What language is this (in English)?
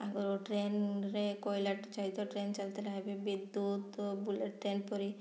Odia